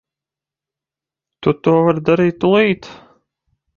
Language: Latvian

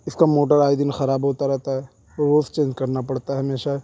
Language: Urdu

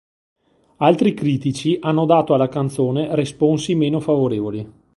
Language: Italian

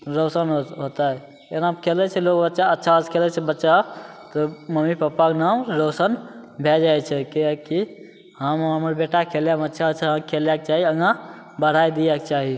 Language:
Maithili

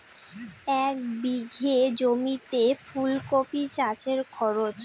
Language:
Bangla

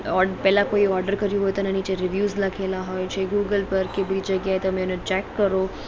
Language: Gujarati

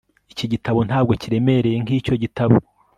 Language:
Kinyarwanda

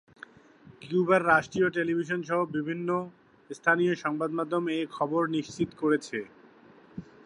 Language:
Bangla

